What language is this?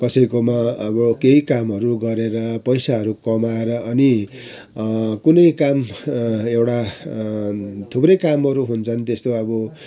Nepali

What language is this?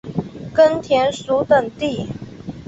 Chinese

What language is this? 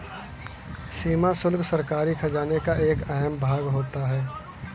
Hindi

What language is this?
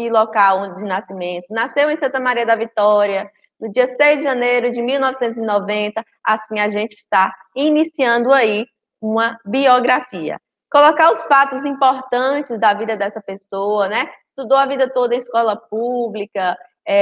Portuguese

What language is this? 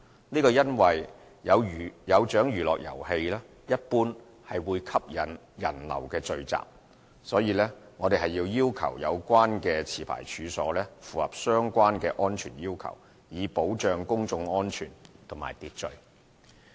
Cantonese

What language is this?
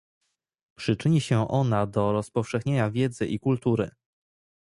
Polish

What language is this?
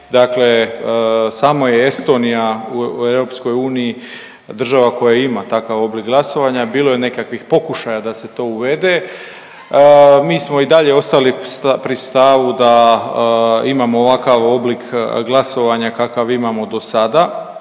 Croatian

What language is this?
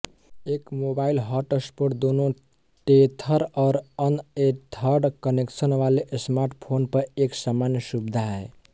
Hindi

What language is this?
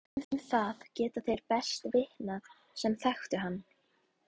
Icelandic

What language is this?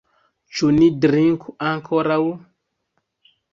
Esperanto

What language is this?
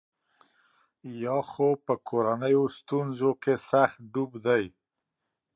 Pashto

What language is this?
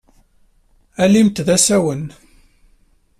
Kabyle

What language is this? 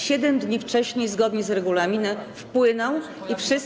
Polish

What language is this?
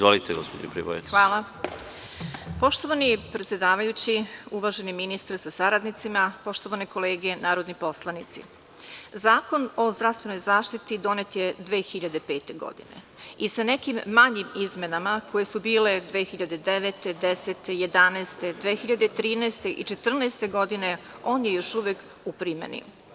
Serbian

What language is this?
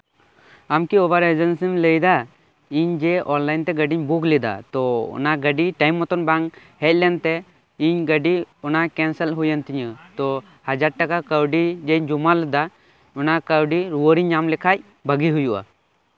Santali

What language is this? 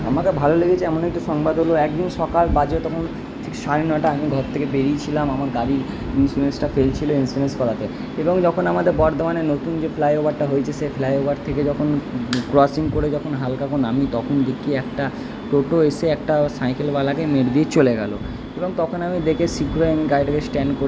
Bangla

